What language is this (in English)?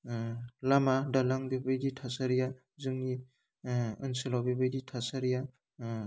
Bodo